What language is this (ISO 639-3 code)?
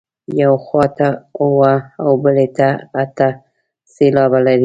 pus